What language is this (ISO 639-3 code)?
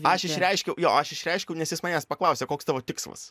lit